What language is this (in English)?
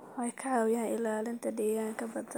Somali